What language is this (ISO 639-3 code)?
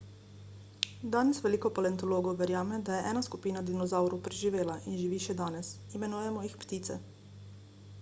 slv